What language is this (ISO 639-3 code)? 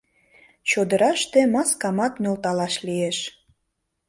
chm